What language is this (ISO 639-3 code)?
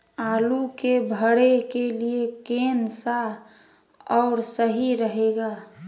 mag